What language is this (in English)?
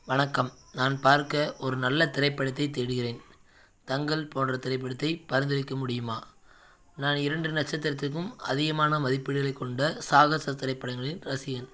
Tamil